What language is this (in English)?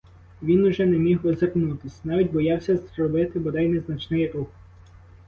Ukrainian